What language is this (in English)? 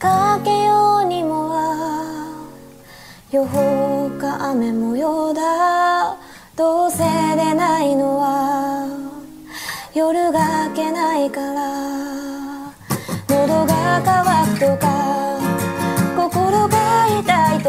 Korean